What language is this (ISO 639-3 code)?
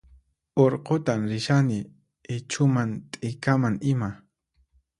qxp